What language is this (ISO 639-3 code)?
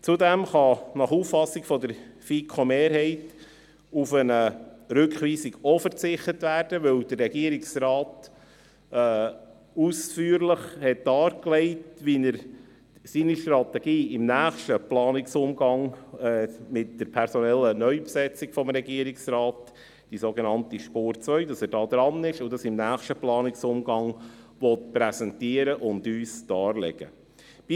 gsw